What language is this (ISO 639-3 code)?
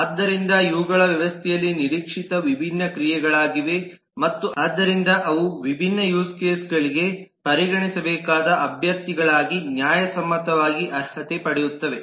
kan